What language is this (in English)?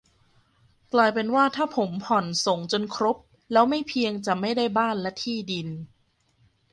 Thai